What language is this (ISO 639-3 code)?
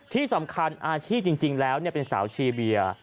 tha